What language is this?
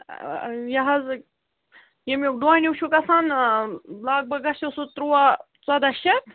Kashmiri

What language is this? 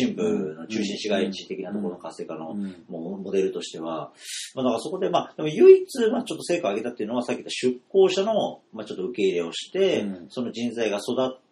Japanese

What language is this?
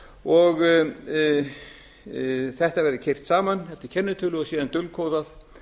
Icelandic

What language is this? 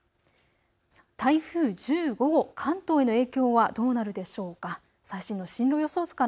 Japanese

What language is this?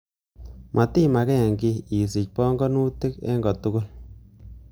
Kalenjin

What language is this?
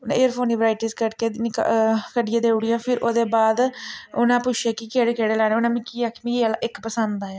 Dogri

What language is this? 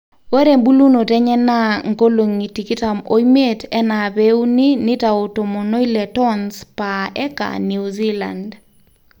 Masai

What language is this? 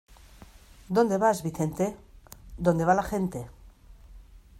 Spanish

